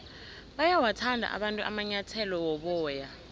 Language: South Ndebele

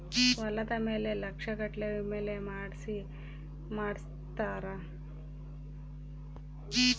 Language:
Kannada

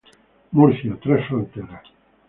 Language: Spanish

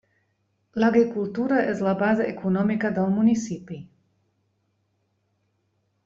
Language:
Catalan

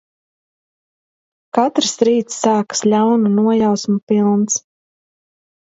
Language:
Latvian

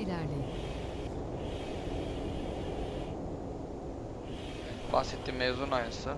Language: Turkish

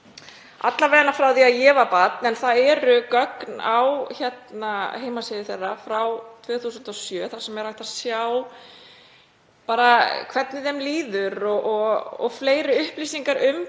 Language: Icelandic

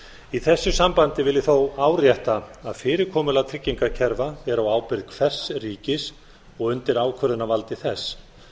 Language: Icelandic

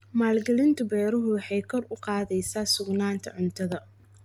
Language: Somali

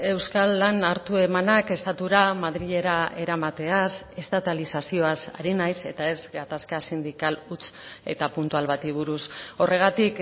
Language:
Basque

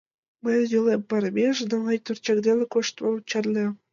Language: Mari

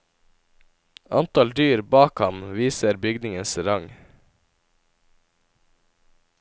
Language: Norwegian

